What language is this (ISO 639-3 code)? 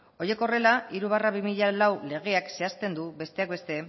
eus